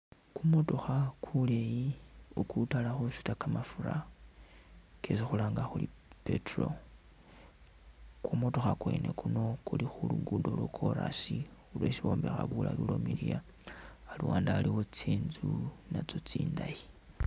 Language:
Masaaba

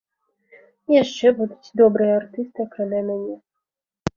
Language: Belarusian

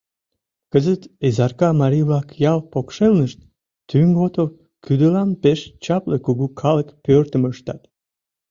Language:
Mari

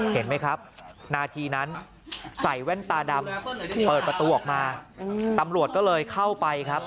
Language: Thai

